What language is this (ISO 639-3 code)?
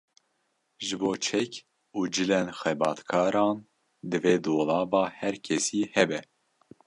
kur